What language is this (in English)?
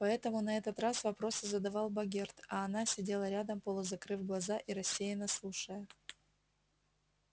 Russian